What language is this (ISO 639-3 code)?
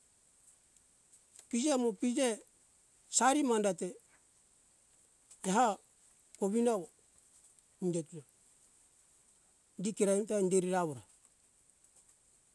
hkk